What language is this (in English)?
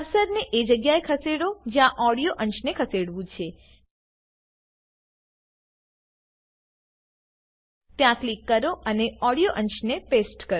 Gujarati